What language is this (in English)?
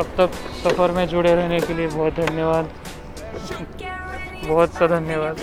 Marathi